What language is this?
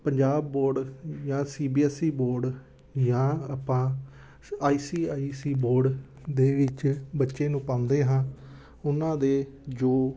Punjabi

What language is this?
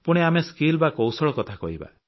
Odia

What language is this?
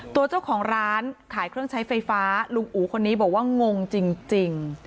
Thai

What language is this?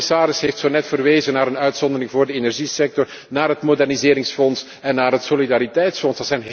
Dutch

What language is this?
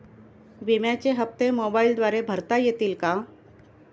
Marathi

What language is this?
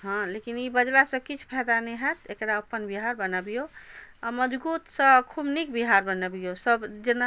Maithili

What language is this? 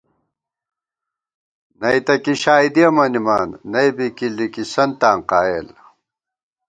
Gawar-Bati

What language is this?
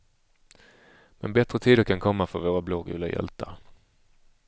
Swedish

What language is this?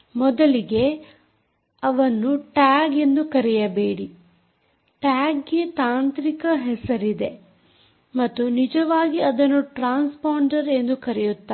Kannada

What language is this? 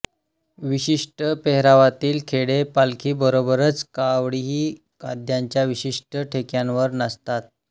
Marathi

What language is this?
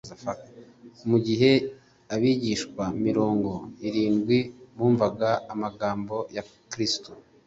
Kinyarwanda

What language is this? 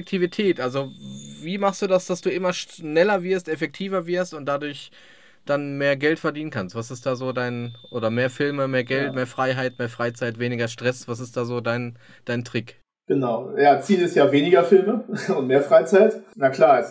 German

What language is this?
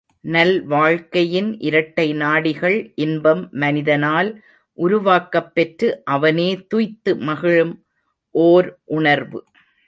Tamil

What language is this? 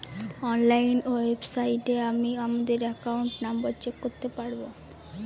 Bangla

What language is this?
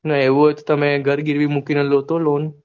Gujarati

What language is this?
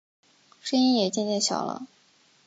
Chinese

